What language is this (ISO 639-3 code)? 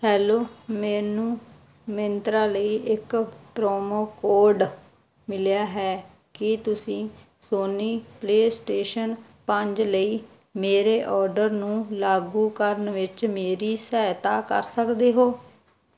pan